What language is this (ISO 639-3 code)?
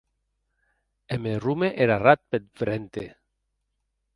oci